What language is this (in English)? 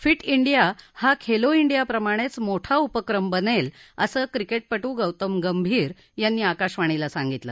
Marathi